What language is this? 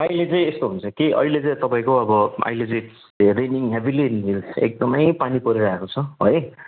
Nepali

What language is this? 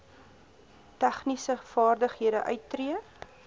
Afrikaans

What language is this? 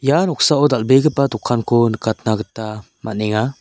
Garo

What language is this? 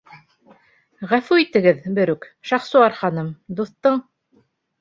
Bashkir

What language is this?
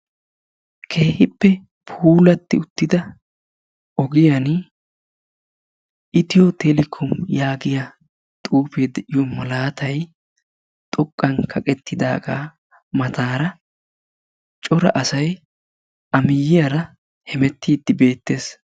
Wolaytta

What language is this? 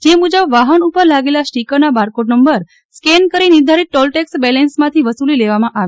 Gujarati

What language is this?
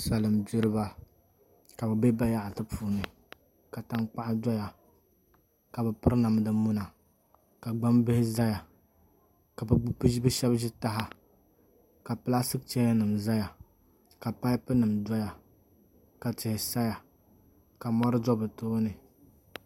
Dagbani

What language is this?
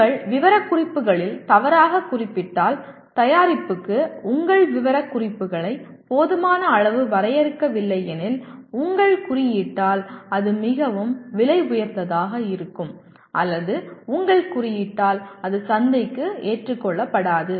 Tamil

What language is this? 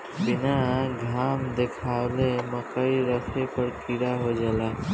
Bhojpuri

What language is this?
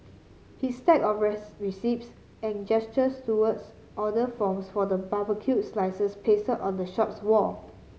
English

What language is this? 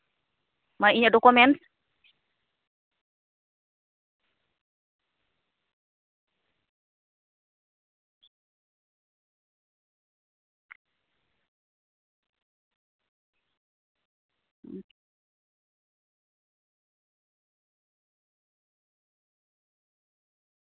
Santali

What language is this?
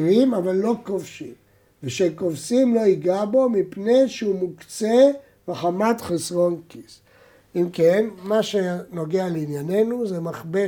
Hebrew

